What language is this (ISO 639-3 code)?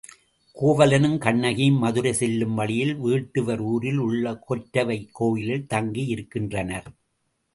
tam